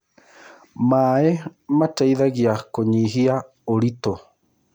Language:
Kikuyu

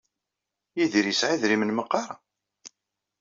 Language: Kabyle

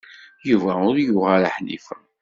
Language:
Kabyle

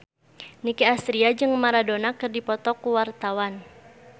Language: Sundanese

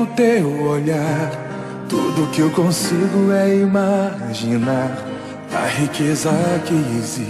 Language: Portuguese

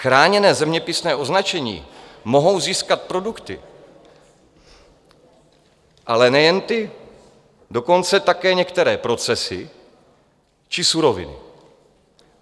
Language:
Czech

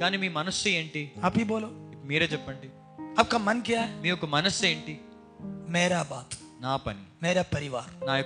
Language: Telugu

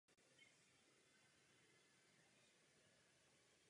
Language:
Czech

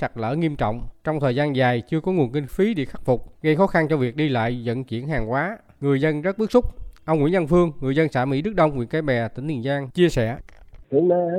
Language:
Vietnamese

